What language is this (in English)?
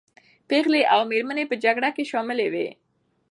Pashto